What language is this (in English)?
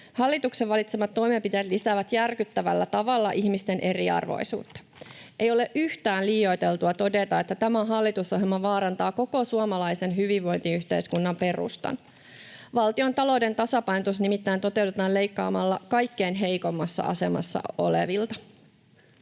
Finnish